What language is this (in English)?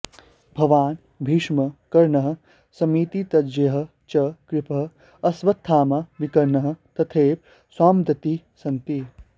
Sanskrit